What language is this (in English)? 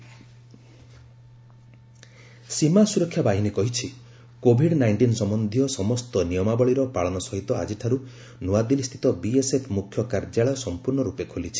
Odia